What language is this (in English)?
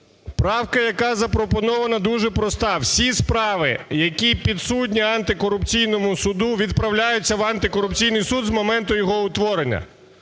Ukrainian